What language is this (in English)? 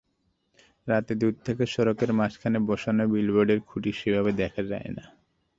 Bangla